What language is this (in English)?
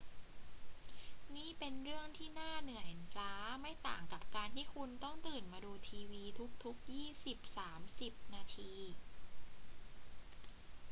Thai